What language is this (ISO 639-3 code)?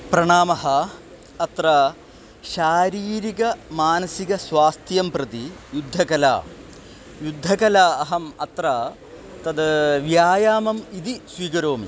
san